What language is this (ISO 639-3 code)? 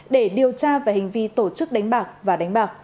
vie